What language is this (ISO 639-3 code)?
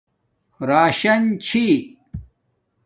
dmk